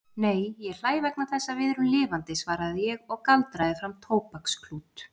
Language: Icelandic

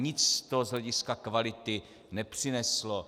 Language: Czech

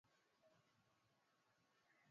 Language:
Swahili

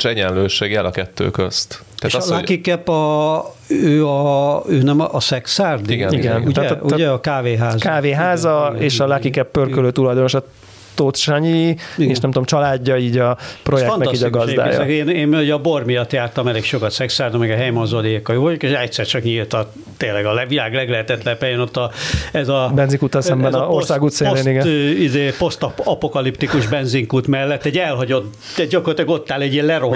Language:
Hungarian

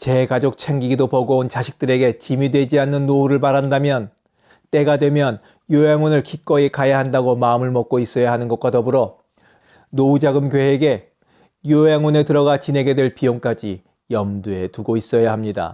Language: Korean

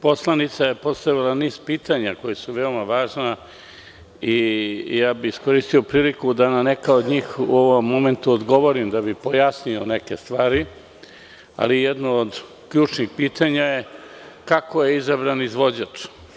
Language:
Serbian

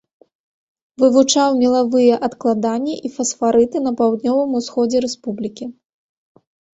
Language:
Belarusian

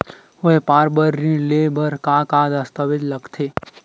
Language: Chhattisgarhi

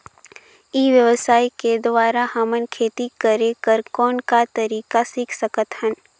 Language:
Chhattisgarhi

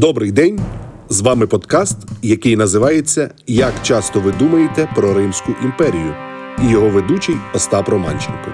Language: Ukrainian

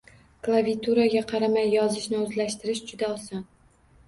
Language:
Uzbek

